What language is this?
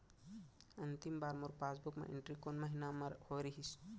Chhattisgarhi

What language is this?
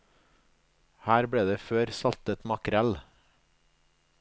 Norwegian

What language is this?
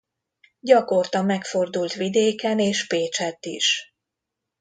Hungarian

